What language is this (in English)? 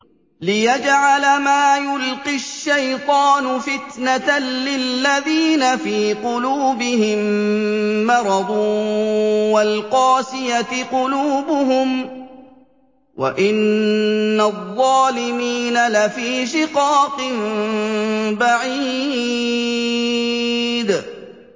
Arabic